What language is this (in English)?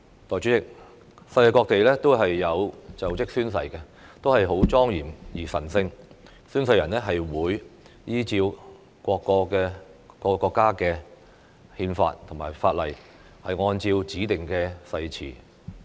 Cantonese